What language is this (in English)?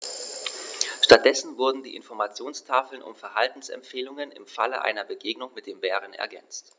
German